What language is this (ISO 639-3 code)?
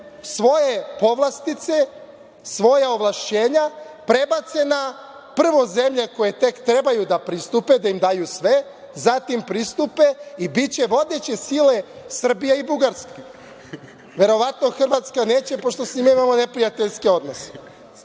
srp